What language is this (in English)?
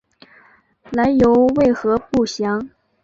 Chinese